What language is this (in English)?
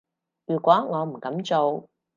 Cantonese